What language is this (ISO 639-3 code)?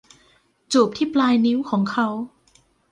tha